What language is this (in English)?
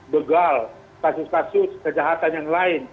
Indonesian